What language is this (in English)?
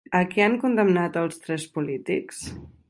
Catalan